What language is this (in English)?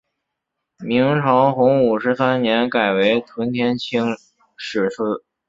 Chinese